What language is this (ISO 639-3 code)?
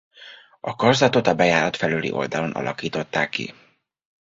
hun